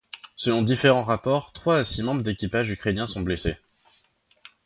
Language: French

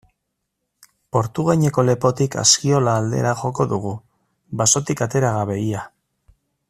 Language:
Basque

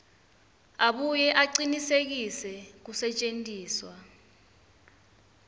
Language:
Swati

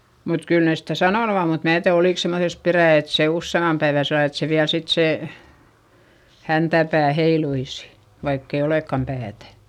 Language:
Finnish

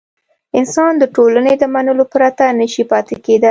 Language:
Pashto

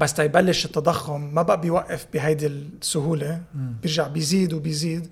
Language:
Arabic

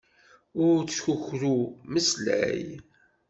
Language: Kabyle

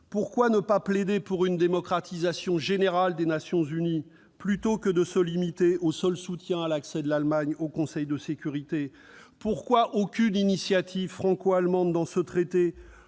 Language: French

